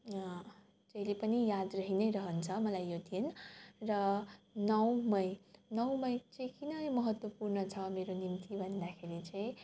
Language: Nepali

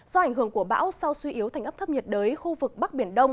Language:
Vietnamese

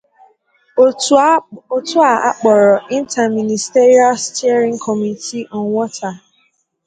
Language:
Igbo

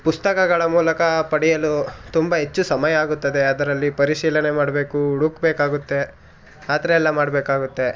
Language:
Kannada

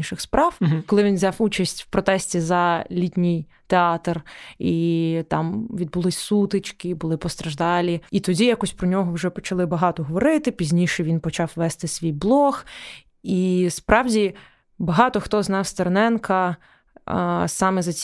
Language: Ukrainian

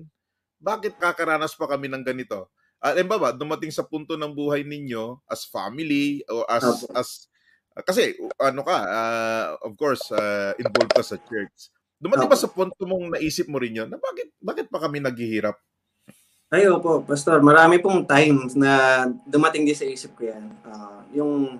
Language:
Filipino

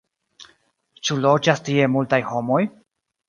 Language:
Esperanto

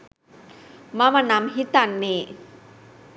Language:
Sinhala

